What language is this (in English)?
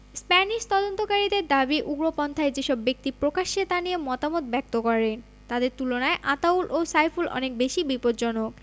Bangla